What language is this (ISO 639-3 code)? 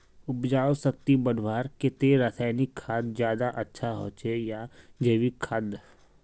mag